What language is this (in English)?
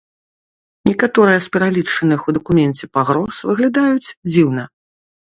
Belarusian